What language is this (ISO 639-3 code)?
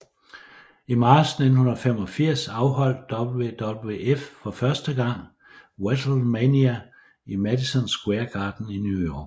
dan